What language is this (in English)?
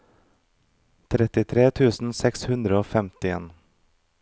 Norwegian